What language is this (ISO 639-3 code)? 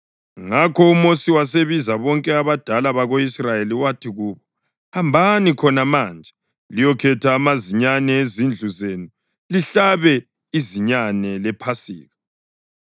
nde